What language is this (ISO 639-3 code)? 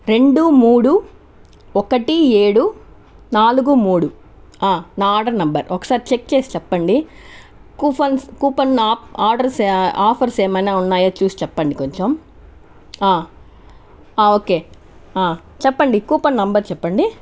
tel